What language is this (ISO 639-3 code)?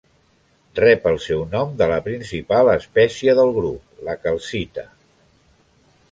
cat